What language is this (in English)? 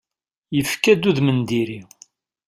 Kabyle